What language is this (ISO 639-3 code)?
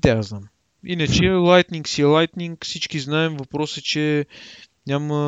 bul